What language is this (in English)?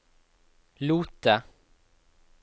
Norwegian